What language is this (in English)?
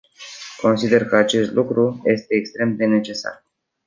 Romanian